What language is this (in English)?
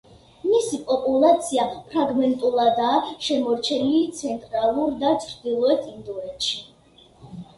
Georgian